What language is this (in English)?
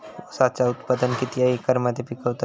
Marathi